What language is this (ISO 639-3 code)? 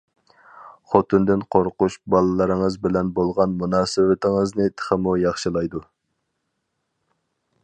uig